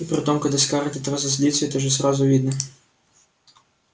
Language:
Russian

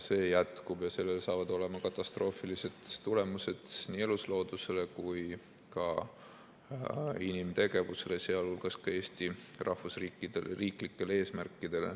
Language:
Estonian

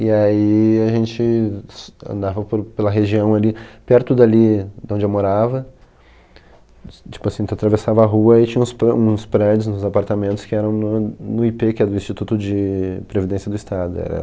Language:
Portuguese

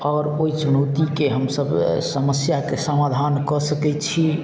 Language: Maithili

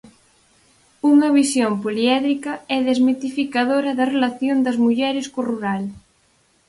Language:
Galician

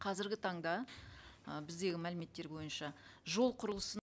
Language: Kazakh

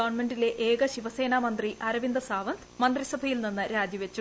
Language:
Malayalam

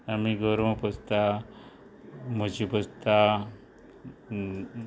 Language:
Konkani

